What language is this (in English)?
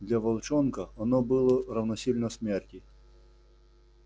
Russian